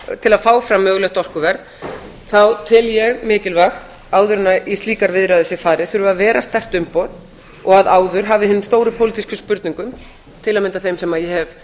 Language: Icelandic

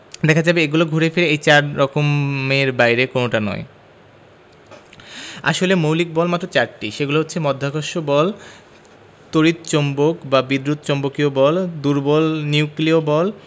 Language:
Bangla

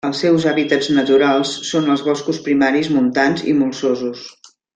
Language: Catalan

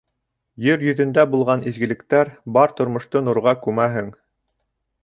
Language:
Bashkir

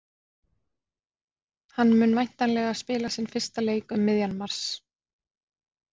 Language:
Icelandic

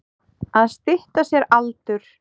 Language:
Icelandic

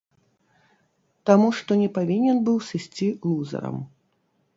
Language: Belarusian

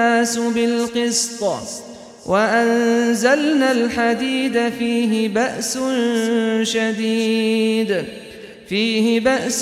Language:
Arabic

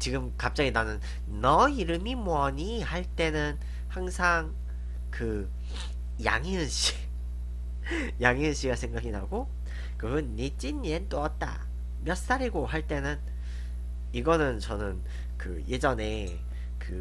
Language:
Korean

